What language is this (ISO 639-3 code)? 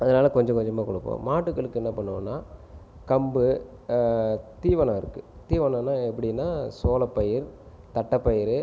tam